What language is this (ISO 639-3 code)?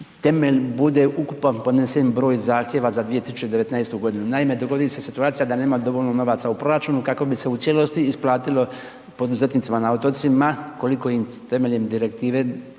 hrv